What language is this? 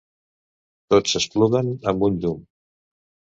Catalan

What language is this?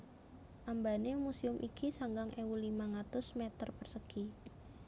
Javanese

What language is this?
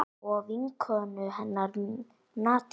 Icelandic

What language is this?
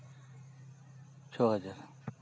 Santali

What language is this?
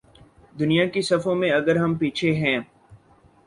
Urdu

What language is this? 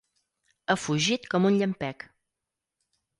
Catalan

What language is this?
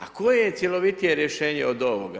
Croatian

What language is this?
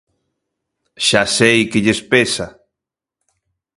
Galician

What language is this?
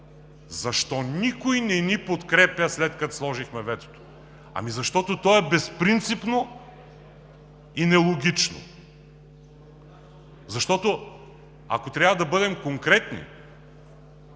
Bulgarian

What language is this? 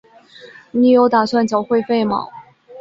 Chinese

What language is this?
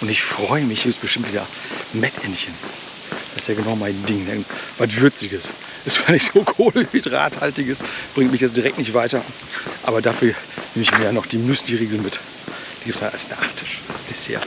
German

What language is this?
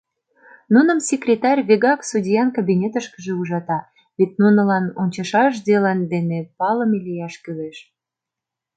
Mari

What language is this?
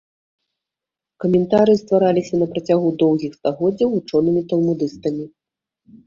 Belarusian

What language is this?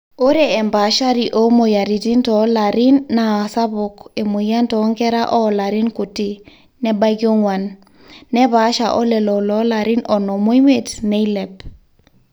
Masai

